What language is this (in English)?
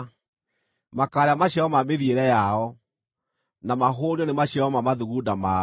Kikuyu